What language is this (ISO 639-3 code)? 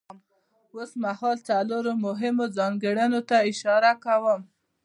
pus